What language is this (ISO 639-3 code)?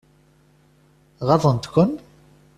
kab